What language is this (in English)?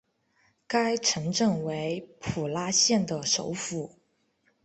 Chinese